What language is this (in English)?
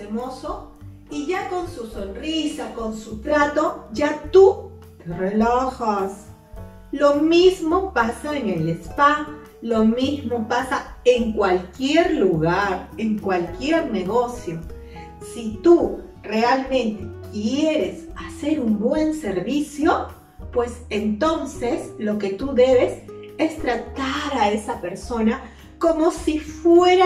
Spanish